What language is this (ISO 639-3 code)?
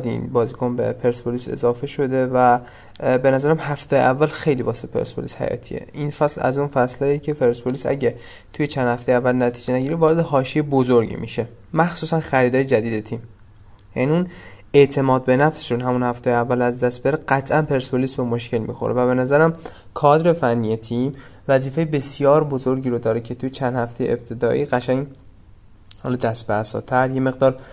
fas